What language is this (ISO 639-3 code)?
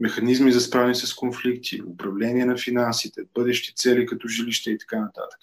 bul